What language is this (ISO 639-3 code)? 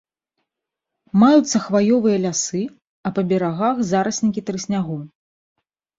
bel